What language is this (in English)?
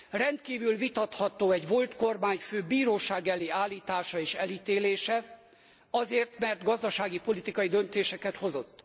Hungarian